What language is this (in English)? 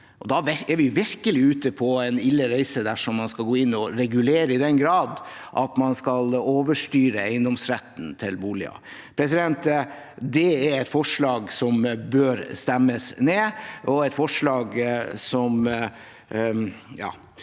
Norwegian